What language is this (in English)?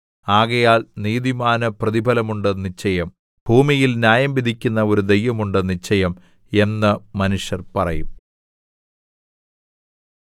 Malayalam